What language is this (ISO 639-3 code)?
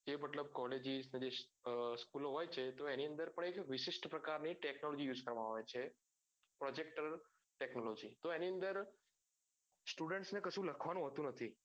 guj